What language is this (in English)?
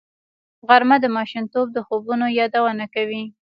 Pashto